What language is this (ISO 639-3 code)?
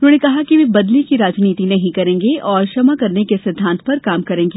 hin